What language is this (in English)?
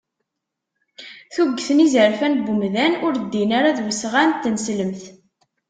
Kabyle